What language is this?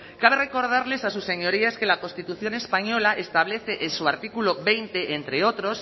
Spanish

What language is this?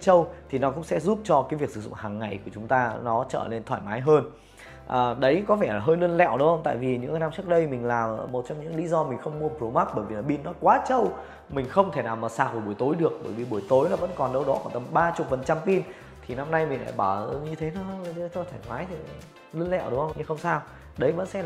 Vietnamese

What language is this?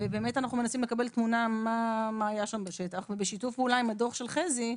Hebrew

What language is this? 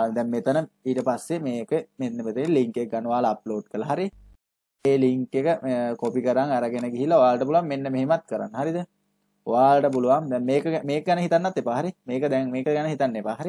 Hindi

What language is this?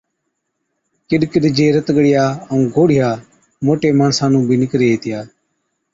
Od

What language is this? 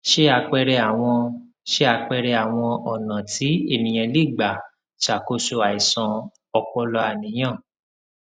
Yoruba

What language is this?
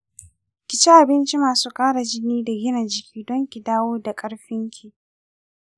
Hausa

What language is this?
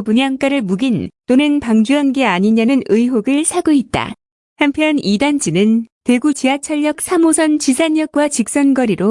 Korean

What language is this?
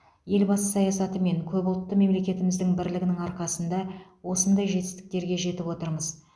Kazakh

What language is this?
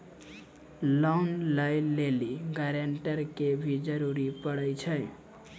Maithili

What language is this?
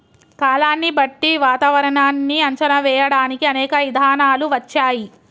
Telugu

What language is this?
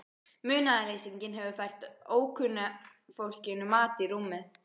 Icelandic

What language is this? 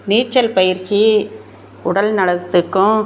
Tamil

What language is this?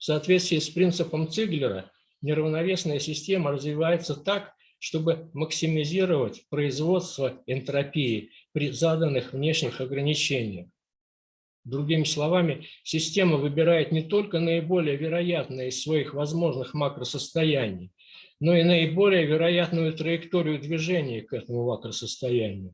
Russian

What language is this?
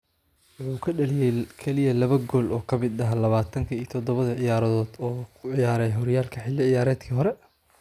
Somali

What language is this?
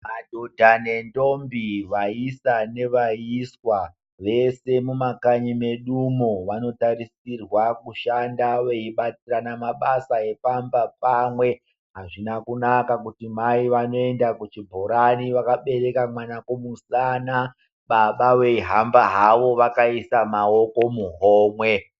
Ndau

